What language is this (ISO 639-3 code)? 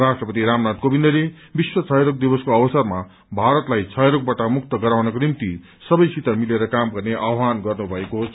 nep